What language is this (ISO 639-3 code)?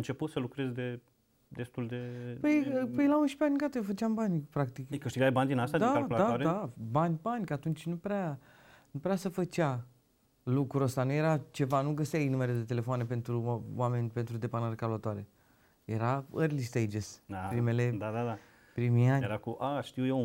ron